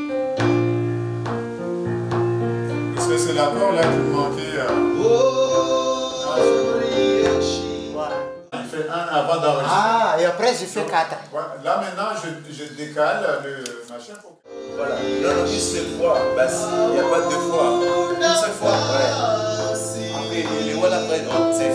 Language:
French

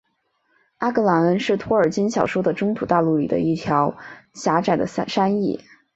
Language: Chinese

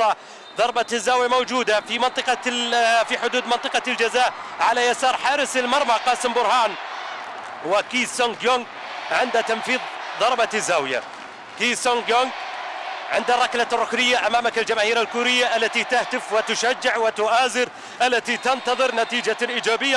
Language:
Arabic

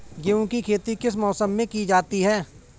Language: Hindi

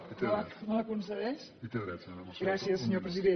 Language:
Catalan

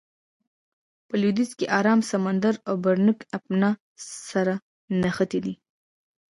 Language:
Pashto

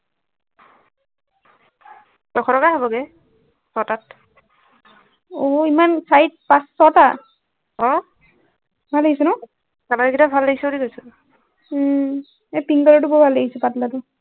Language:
Assamese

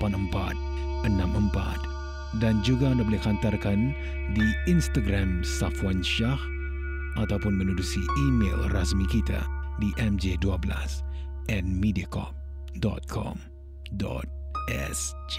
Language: Malay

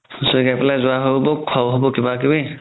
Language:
Assamese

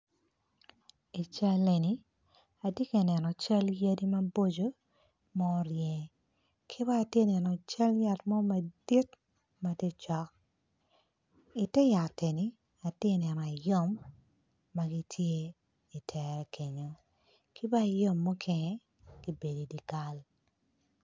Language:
Acoli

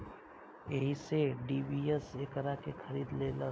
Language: Bhojpuri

